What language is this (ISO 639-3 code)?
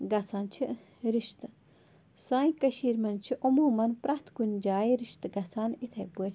kas